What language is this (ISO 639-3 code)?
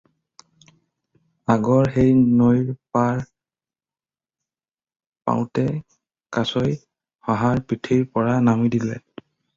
asm